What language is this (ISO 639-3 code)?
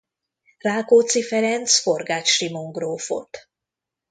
hun